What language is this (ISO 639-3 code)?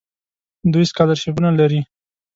pus